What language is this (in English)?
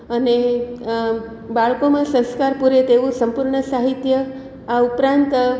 Gujarati